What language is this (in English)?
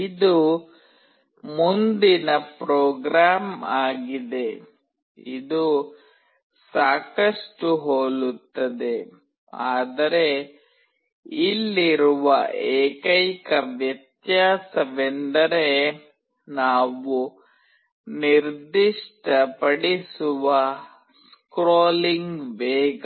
Kannada